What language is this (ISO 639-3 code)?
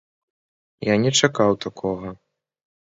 bel